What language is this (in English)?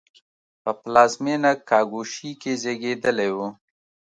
Pashto